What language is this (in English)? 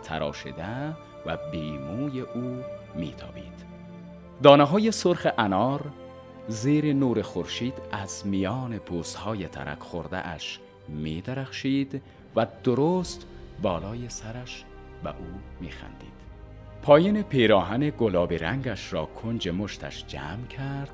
Persian